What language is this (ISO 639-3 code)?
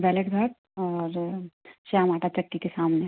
hin